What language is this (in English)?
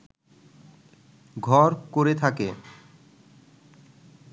Bangla